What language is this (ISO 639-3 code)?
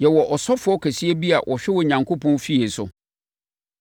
aka